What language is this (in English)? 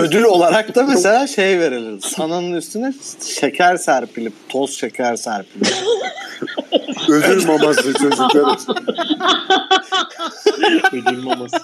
Turkish